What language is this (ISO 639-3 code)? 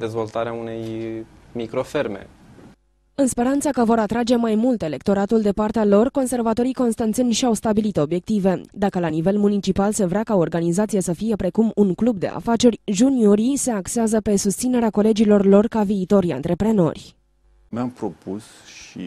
ron